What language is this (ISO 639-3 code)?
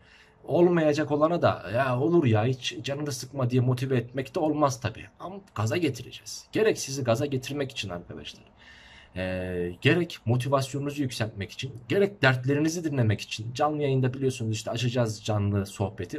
tur